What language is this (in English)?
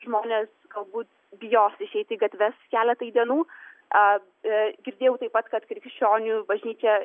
Lithuanian